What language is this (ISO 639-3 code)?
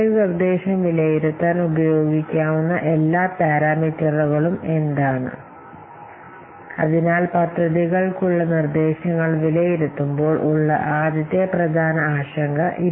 mal